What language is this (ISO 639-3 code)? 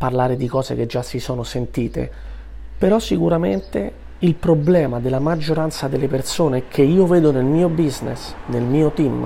ita